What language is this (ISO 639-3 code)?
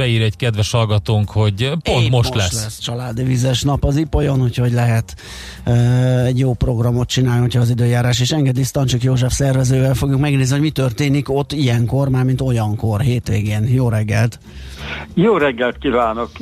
hun